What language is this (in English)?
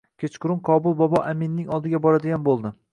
Uzbek